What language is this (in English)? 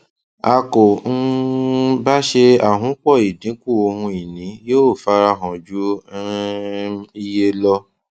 Yoruba